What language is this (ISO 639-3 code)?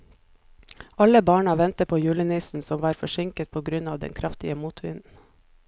nor